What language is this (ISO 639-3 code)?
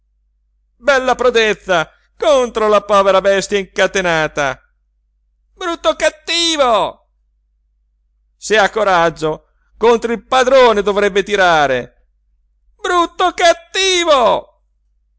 ita